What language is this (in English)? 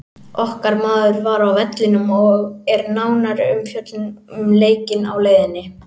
Icelandic